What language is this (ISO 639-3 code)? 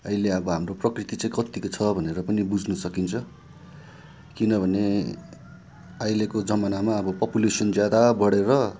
nep